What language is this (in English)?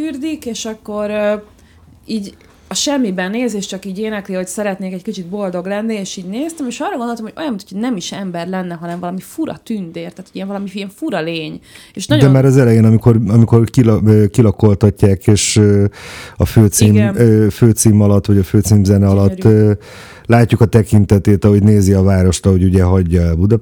Hungarian